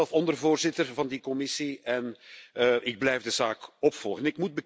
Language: Dutch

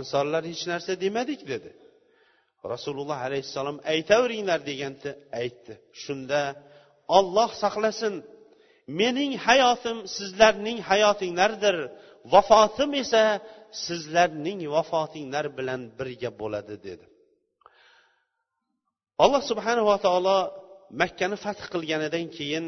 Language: Bulgarian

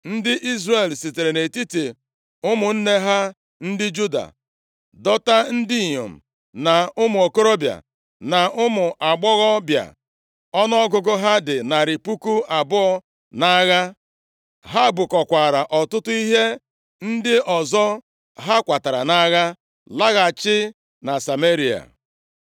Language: Igbo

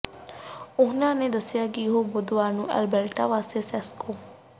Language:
Punjabi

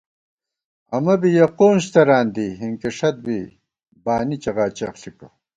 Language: Gawar-Bati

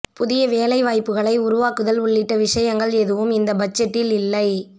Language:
Tamil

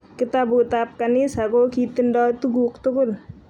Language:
Kalenjin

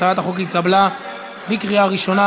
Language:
Hebrew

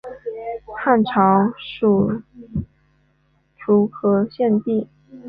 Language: Chinese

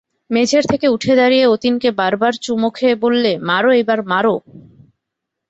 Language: Bangla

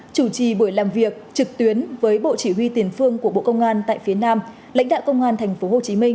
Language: Vietnamese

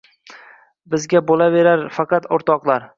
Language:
Uzbek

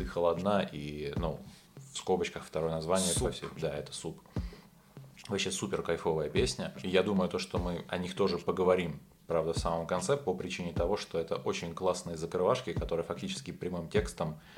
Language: Russian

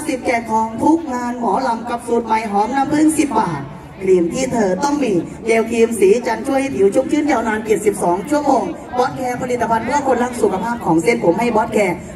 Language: Thai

